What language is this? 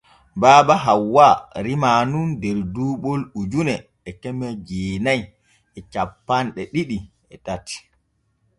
Borgu Fulfulde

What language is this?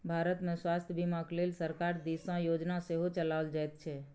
Maithili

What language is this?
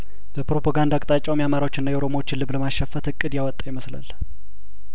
Amharic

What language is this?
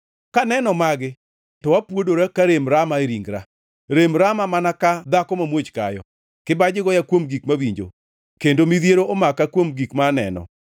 Luo (Kenya and Tanzania)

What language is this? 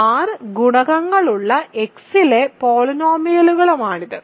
Malayalam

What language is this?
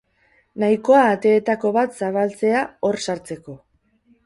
Basque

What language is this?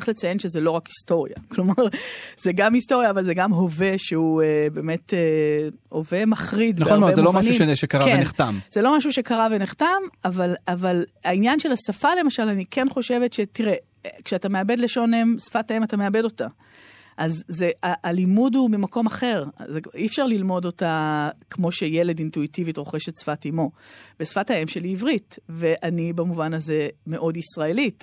Hebrew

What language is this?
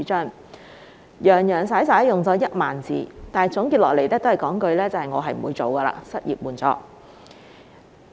Cantonese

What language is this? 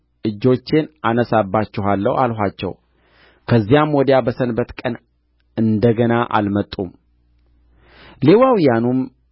Amharic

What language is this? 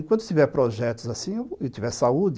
Portuguese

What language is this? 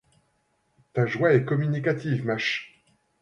French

